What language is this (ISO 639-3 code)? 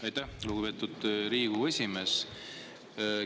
est